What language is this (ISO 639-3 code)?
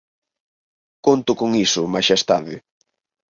glg